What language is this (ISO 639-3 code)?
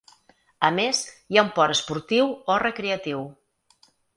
cat